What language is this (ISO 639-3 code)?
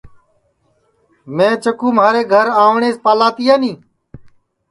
ssi